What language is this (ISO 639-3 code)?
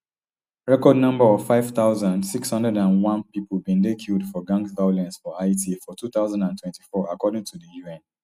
pcm